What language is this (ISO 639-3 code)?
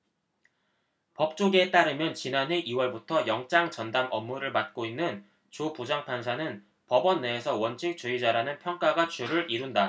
kor